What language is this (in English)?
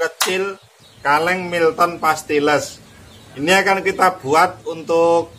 Indonesian